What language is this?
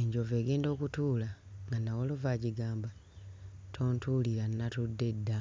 Ganda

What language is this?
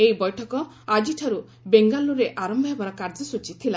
Odia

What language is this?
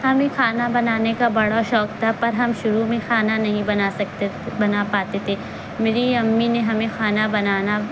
Urdu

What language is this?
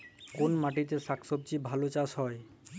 Bangla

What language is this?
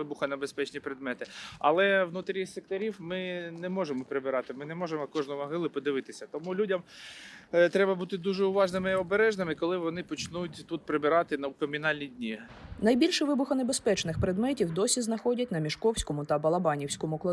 Ukrainian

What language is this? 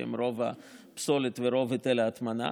Hebrew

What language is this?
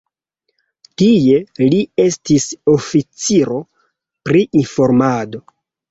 Esperanto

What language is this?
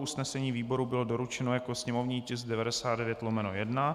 Czech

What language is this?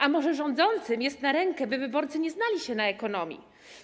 Polish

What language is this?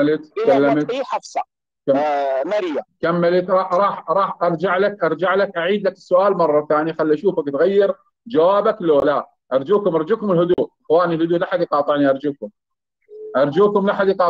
Arabic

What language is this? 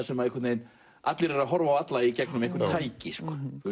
Icelandic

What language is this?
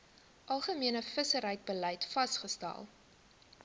Afrikaans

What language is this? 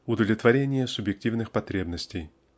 Russian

